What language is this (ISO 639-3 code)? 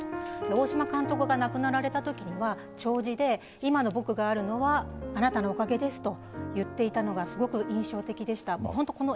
jpn